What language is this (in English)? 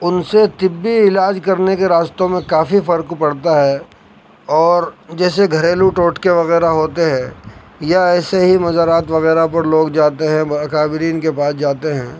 Urdu